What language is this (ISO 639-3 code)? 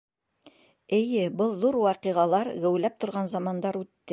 bak